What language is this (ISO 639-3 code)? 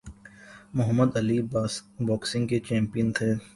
urd